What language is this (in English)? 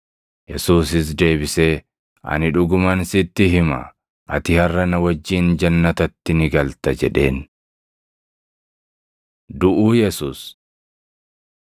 Oromo